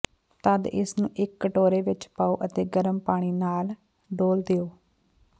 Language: Punjabi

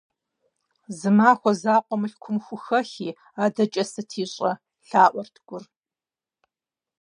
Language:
Kabardian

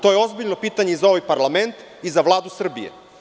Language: Serbian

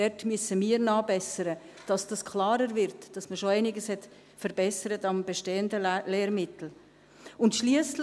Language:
Swiss German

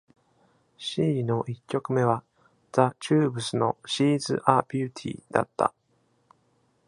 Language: Japanese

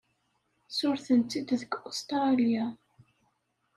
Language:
Kabyle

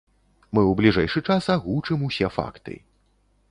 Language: Belarusian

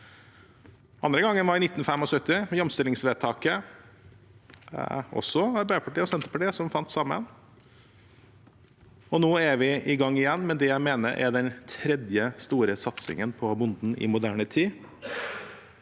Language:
Norwegian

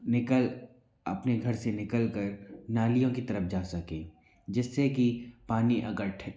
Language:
Hindi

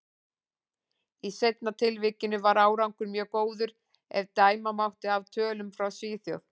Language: Icelandic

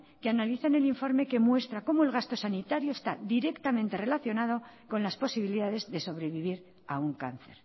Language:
Spanish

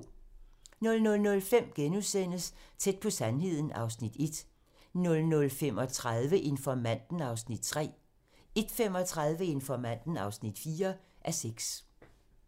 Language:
Danish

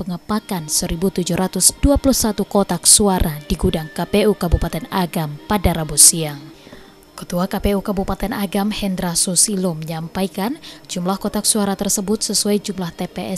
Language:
Indonesian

